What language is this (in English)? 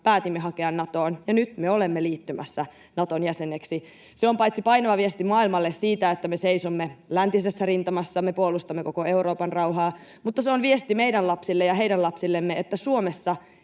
Finnish